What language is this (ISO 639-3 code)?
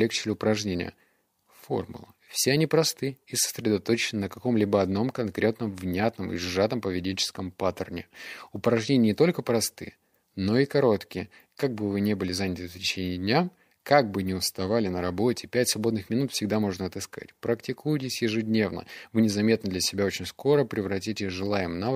rus